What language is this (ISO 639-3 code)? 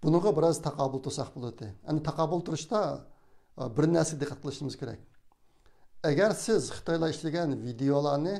tur